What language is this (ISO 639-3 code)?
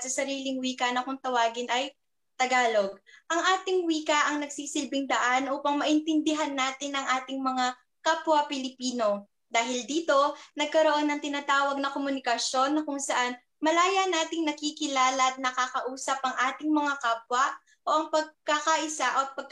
fil